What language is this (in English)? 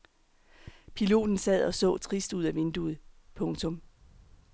Danish